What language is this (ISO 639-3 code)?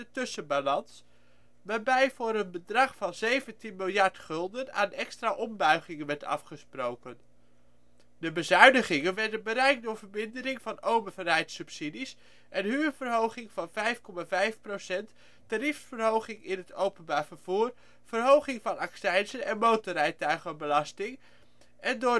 nld